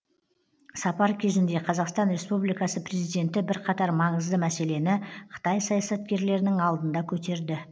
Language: Kazakh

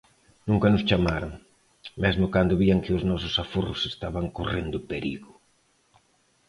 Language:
Galician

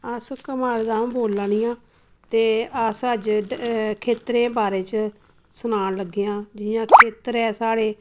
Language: Dogri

